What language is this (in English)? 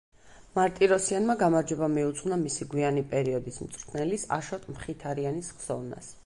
Georgian